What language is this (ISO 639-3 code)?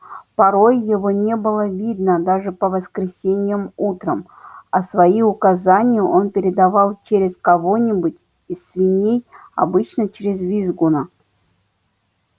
rus